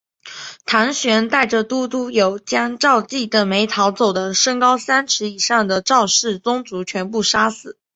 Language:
Chinese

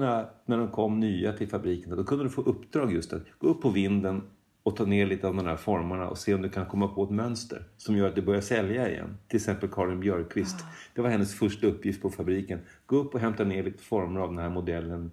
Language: Swedish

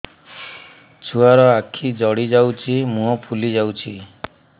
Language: Odia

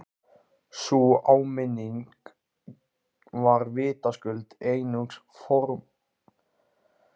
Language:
Icelandic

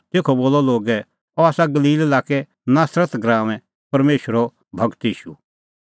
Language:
Kullu Pahari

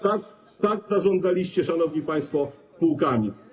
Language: Polish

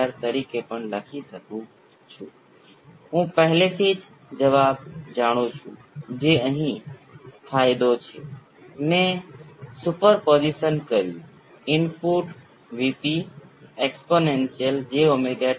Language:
Gujarati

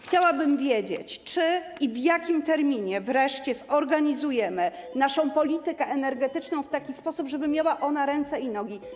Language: Polish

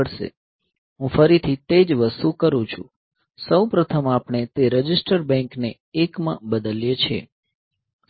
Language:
Gujarati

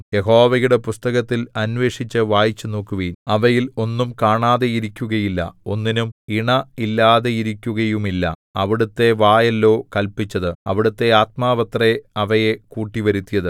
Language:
Malayalam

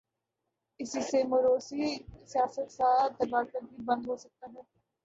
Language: Urdu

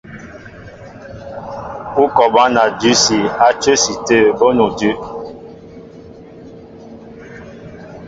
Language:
Mbo (Cameroon)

